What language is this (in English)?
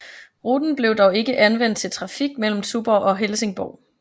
Danish